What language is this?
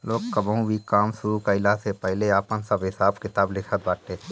Bhojpuri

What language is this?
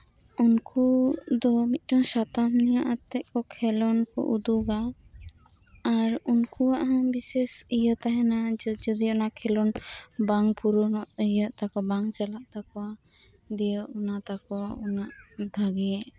Santali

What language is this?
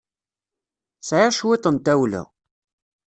Kabyle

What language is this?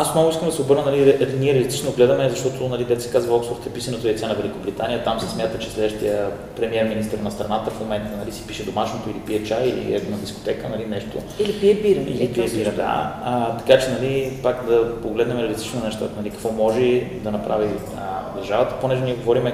Bulgarian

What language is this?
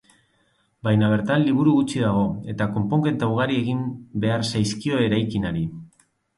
Basque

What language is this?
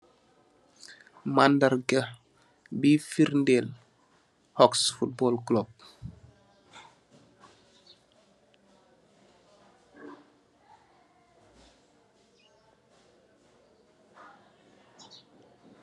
Wolof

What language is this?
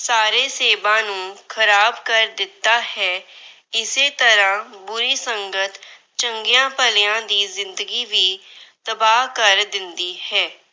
Punjabi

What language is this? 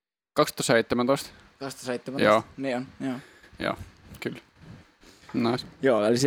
Finnish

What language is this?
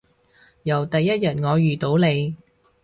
Cantonese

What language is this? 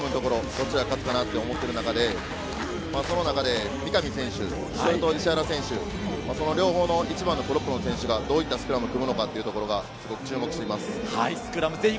Japanese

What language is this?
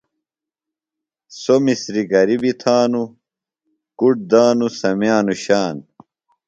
Phalura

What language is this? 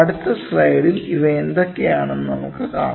Malayalam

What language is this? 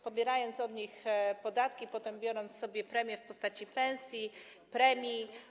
Polish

